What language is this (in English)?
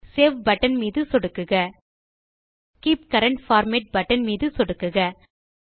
Tamil